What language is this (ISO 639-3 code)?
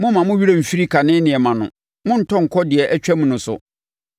aka